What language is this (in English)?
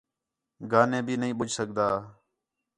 Khetrani